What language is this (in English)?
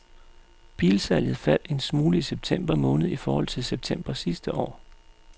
Danish